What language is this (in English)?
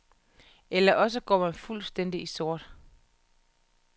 Danish